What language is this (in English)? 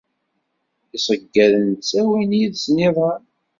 Kabyle